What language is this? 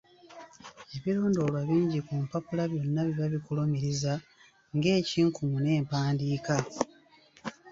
Ganda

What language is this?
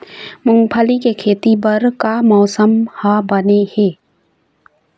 Chhattisgarhi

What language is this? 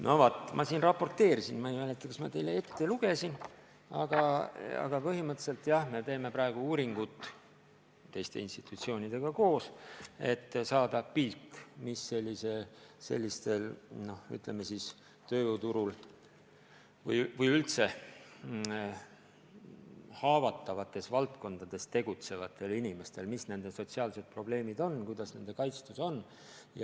Estonian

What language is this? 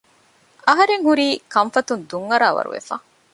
Divehi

